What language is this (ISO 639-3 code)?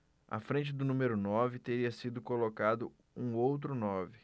por